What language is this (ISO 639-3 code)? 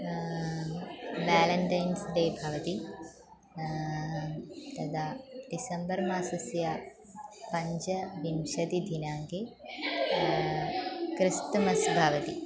san